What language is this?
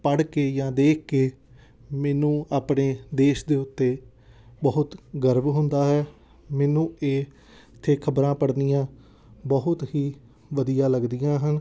Punjabi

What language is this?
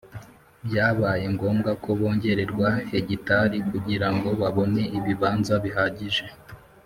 Kinyarwanda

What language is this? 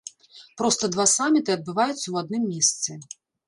Belarusian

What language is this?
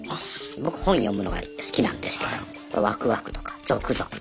Japanese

